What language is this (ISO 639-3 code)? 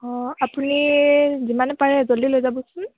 asm